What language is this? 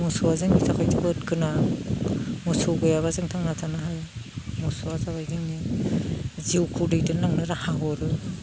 Bodo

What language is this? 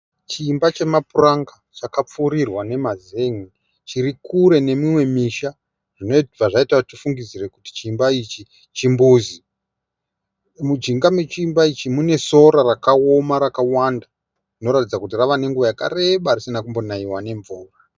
Shona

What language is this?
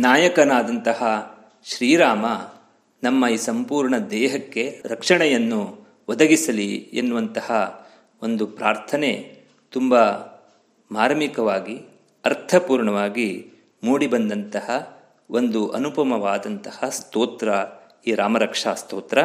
Kannada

